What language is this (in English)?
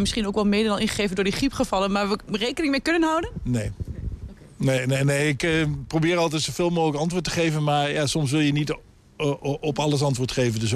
Dutch